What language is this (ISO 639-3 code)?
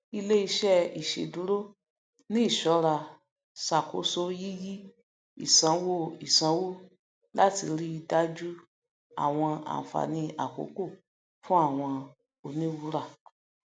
yor